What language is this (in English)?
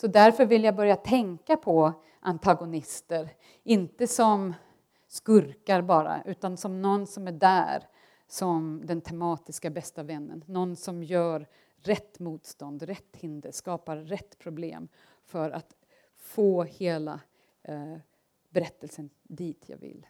Swedish